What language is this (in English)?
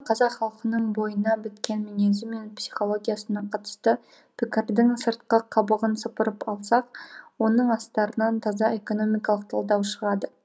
Kazakh